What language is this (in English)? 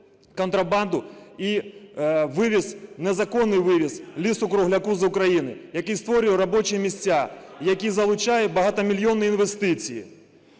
Ukrainian